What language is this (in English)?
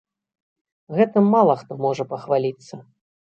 Belarusian